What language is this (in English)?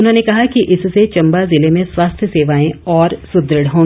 Hindi